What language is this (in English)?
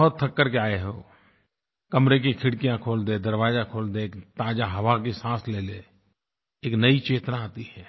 Hindi